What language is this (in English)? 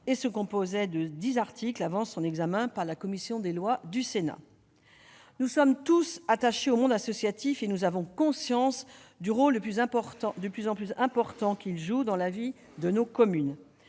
French